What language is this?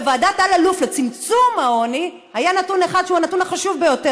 Hebrew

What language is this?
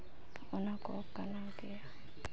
Santali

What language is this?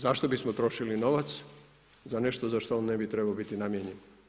Croatian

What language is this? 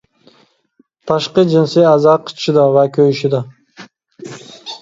Uyghur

